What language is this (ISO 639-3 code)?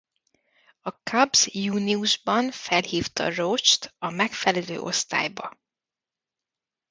hun